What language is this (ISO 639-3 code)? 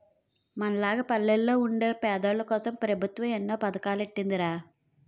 tel